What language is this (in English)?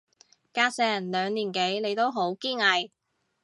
Cantonese